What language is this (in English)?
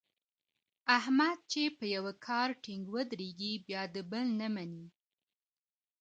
Pashto